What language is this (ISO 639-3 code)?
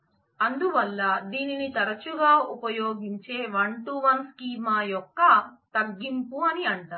tel